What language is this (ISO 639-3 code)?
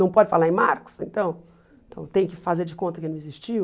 por